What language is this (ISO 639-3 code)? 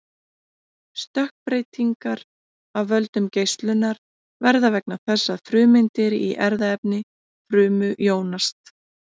isl